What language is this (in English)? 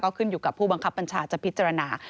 Thai